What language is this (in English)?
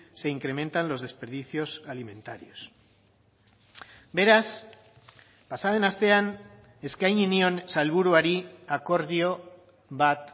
Basque